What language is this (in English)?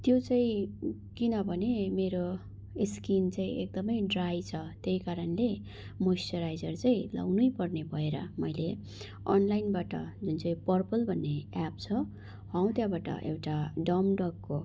Nepali